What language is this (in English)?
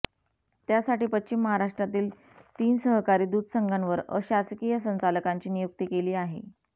Marathi